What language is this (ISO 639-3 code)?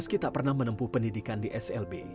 ind